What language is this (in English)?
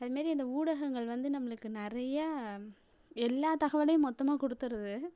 Tamil